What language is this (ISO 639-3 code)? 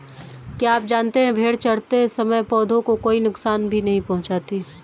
hin